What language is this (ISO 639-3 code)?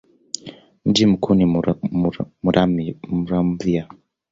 swa